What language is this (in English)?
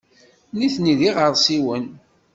Kabyle